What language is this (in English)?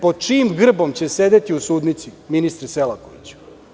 Serbian